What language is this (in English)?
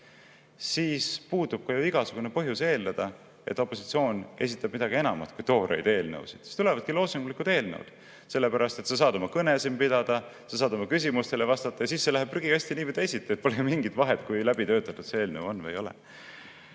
Estonian